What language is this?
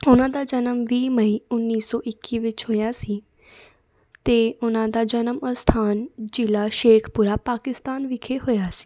Punjabi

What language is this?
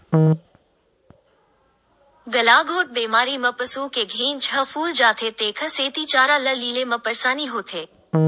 Chhattisgarhi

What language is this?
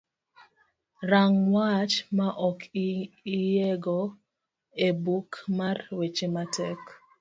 Luo (Kenya and Tanzania)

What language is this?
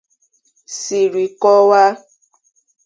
Igbo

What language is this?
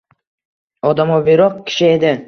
Uzbek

